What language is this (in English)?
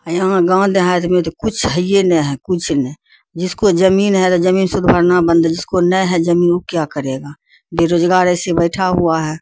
Urdu